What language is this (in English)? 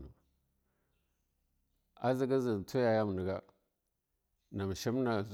Longuda